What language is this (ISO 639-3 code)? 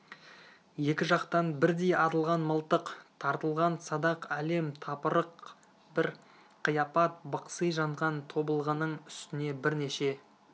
kaz